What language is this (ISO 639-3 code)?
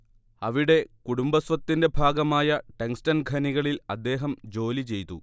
mal